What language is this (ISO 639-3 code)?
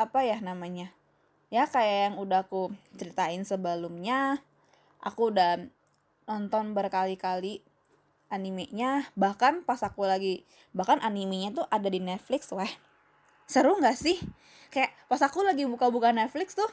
ind